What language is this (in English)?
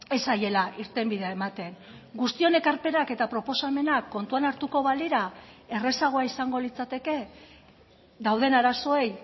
Basque